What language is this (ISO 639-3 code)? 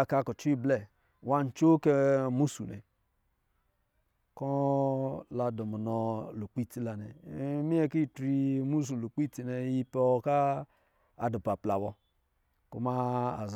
mgi